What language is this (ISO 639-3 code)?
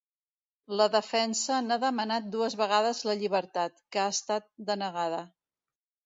cat